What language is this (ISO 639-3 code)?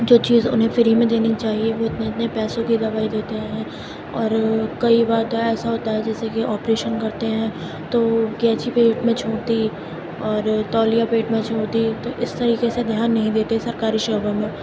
urd